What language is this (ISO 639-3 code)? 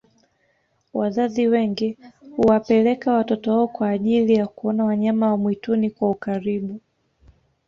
swa